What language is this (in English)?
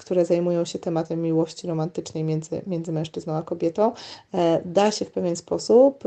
Polish